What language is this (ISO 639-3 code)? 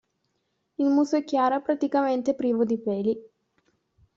ita